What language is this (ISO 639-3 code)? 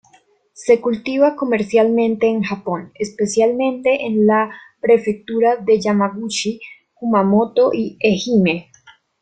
spa